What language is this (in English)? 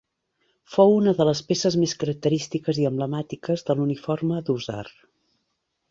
Catalan